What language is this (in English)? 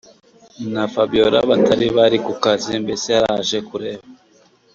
Kinyarwanda